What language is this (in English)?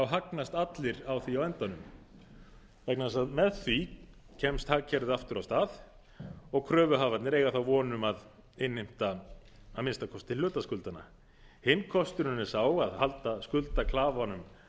Icelandic